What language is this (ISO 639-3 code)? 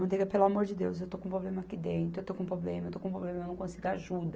por